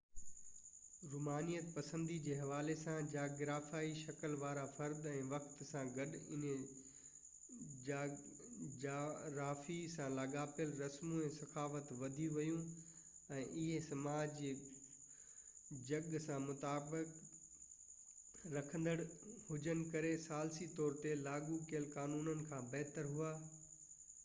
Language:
Sindhi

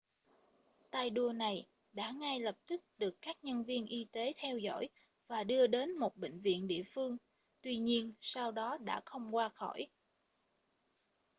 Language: Vietnamese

